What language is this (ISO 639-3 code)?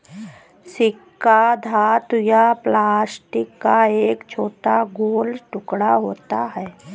hin